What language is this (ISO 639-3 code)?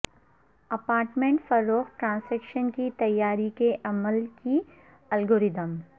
urd